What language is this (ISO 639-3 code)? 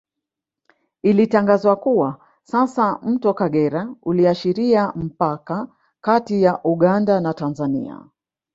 swa